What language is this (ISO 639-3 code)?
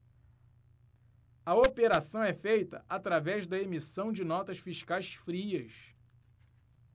por